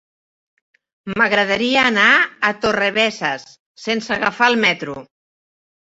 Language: Catalan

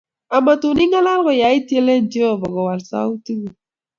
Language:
Kalenjin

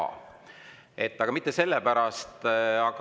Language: Estonian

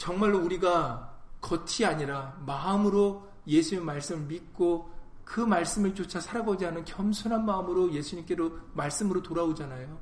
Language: Korean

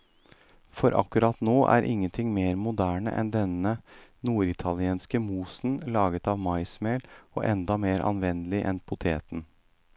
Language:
Norwegian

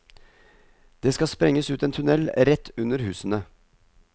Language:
Norwegian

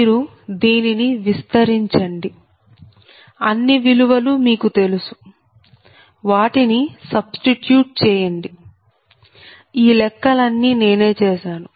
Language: Telugu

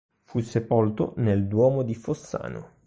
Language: Italian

